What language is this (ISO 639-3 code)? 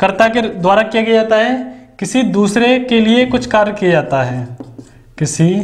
hin